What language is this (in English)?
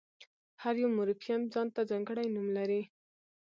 Pashto